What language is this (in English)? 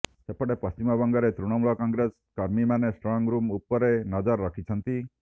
Odia